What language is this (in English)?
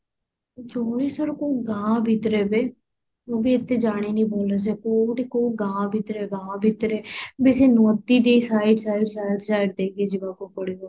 Odia